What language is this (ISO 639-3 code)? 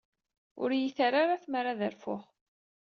kab